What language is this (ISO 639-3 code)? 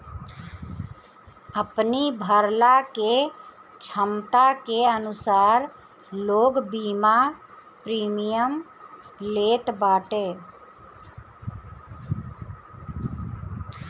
bho